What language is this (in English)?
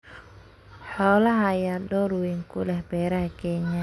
Somali